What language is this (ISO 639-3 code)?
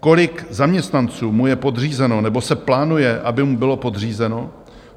ces